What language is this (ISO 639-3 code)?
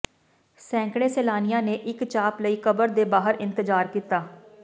pan